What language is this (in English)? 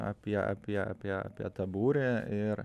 Lithuanian